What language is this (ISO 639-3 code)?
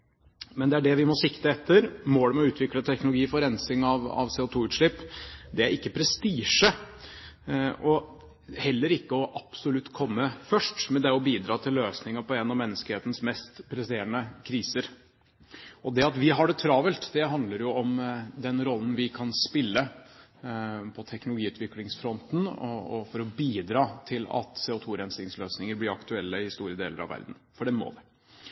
nob